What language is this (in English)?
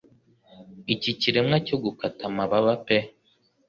Kinyarwanda